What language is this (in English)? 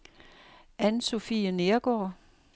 Danish